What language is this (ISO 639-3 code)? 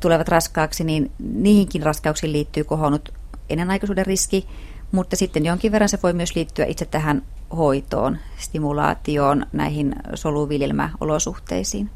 fin